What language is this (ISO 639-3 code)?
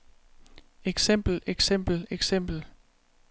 dan